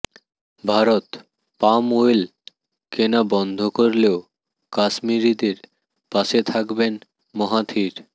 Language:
Bangla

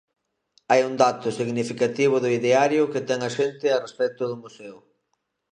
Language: Galician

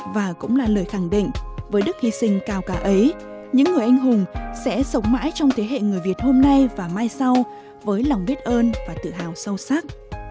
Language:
Vietnamese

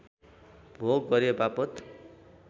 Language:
Nepali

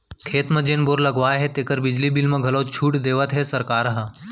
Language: Chhattisgarhi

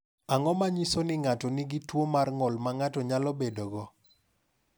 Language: Luo (Kenya and Tanzania)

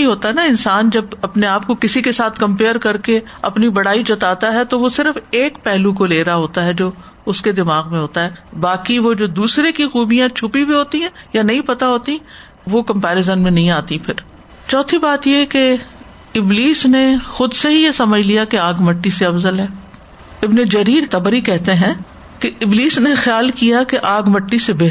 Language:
Urdu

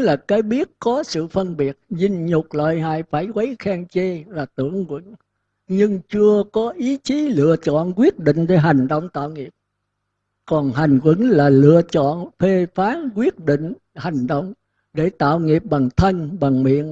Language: Vietnamese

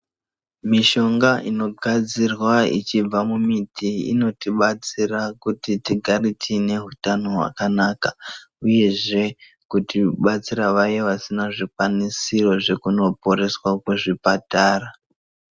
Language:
Ndau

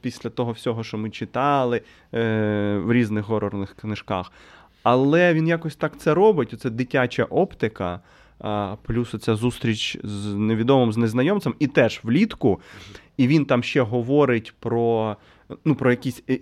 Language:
Ukrainian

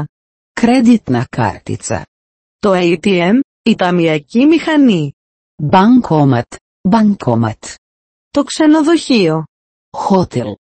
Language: Greek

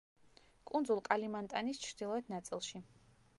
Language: Georgian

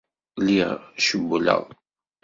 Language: Kabyle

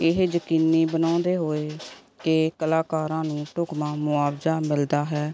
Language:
Punjabi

